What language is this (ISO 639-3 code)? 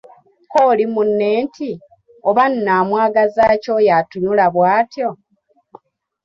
lug